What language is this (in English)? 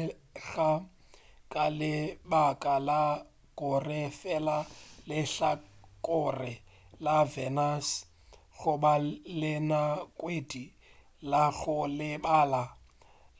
Northern Sotho